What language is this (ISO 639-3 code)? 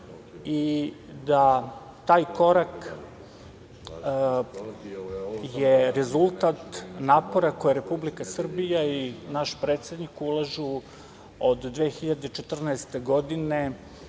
srp